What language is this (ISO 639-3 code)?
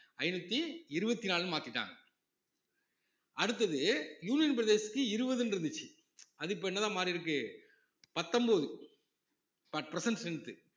tam